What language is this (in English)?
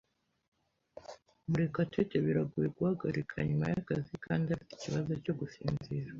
Kinyarwanda